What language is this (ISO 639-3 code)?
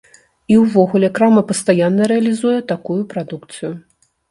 bel